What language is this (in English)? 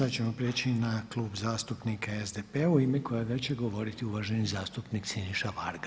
Croatian